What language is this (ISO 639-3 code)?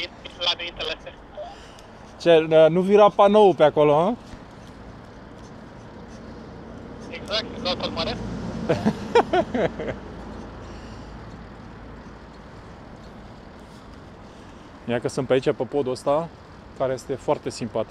ron